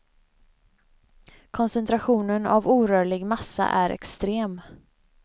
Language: Swedish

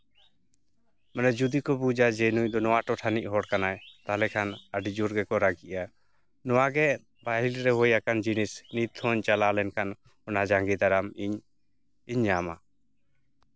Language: Santali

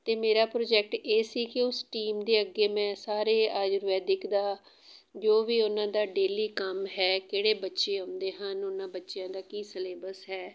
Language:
Punjabi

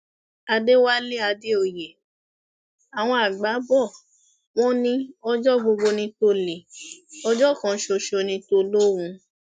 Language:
Yoruba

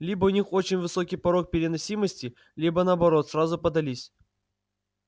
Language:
Russian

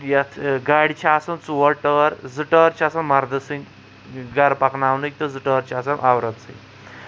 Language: Kashmiri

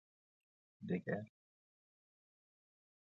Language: Persian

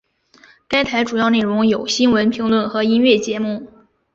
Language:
Chinese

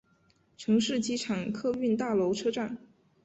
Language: Chinese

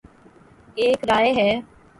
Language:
Urdu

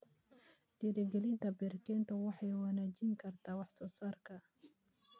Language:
Somali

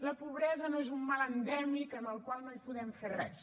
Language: Catalan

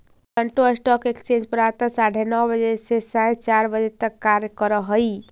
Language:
Magahi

